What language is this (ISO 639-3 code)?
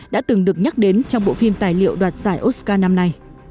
vie